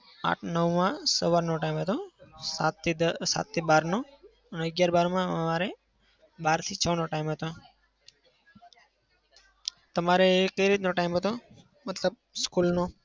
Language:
Gujarati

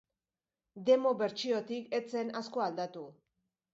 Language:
Basque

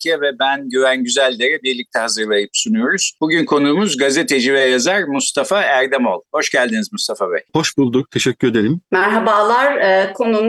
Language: Turkish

